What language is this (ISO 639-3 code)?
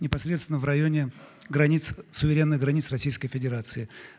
rus